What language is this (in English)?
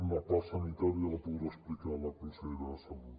Catalan